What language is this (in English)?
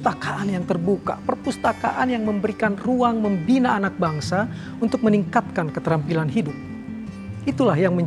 Indonesian